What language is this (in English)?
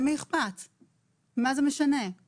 Hebrew